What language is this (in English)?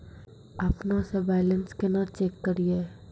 Maithili